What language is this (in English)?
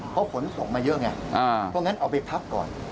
Thai